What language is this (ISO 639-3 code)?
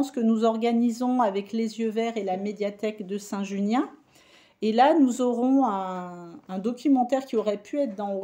fra